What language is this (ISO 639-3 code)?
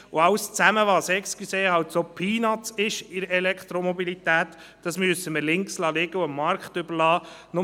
gsw